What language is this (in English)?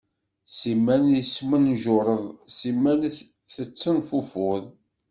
Kabyle